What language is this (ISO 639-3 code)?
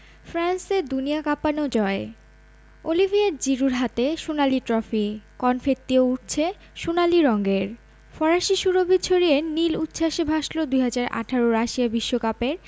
ben